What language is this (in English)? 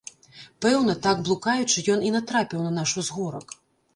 Belarusian